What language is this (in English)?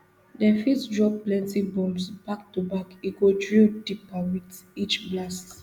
Nigerian Pidgin